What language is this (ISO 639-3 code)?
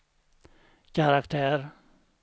swe